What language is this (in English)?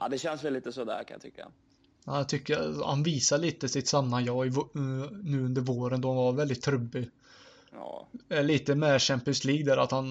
Swedish